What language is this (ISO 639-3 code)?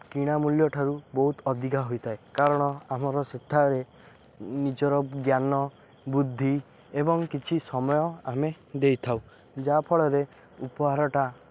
ori